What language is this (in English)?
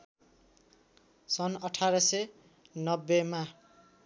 Nepali